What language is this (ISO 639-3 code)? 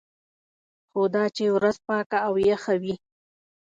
pus